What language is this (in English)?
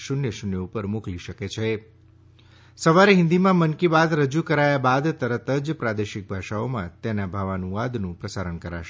Gujarati